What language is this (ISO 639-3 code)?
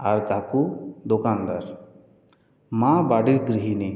ben